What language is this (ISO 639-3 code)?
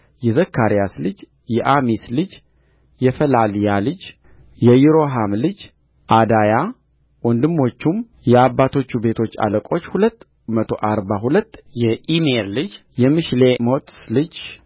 amh